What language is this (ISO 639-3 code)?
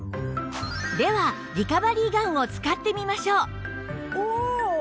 jpn